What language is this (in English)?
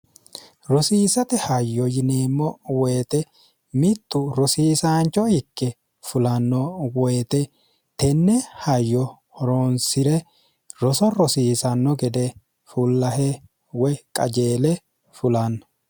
Sidamo